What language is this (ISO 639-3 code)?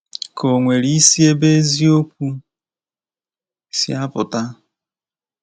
ibo